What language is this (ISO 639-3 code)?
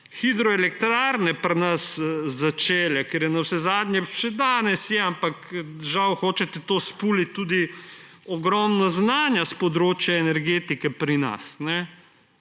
slv